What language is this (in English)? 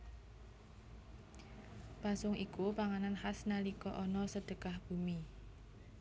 Javanese